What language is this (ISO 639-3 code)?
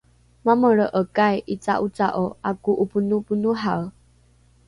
dru